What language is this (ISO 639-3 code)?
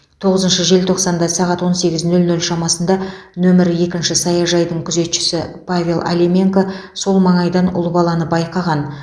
kaz